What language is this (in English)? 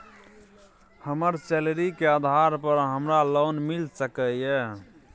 Maithili